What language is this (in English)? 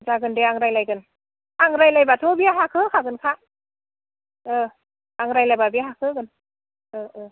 Bodo